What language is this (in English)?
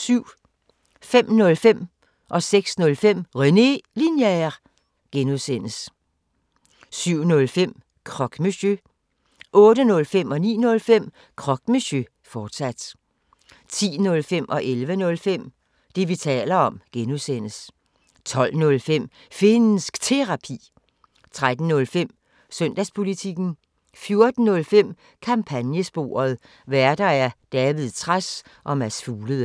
Danish